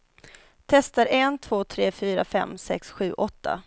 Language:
Swedish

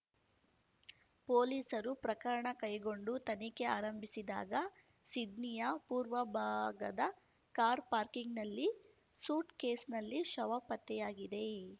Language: Kannada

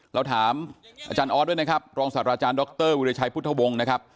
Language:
Thai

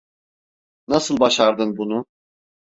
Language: Turkish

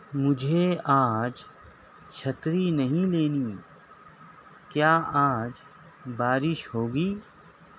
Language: Urdu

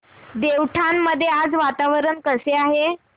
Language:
Marathi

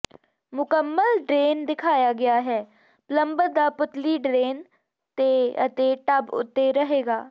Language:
Punjabi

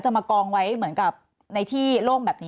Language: Thai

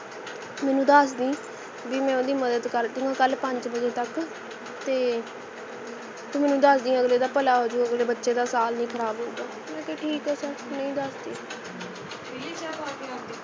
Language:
Punjabi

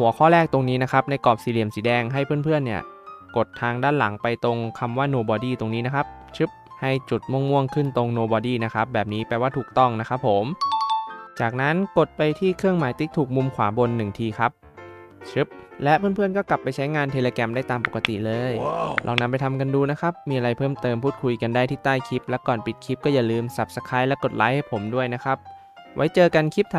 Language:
Thai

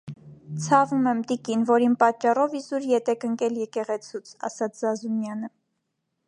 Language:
Armenian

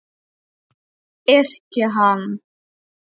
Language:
Icelandic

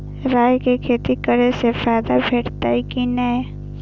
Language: Maithili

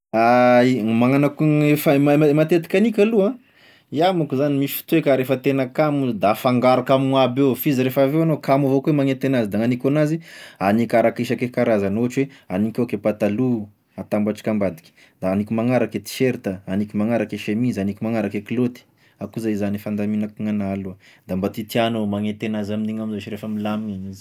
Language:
Tesaka Malagasy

